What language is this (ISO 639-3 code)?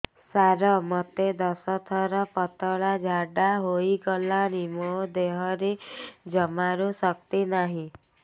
ori